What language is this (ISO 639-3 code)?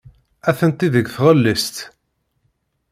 kab